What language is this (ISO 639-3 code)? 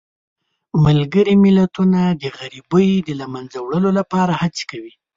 pus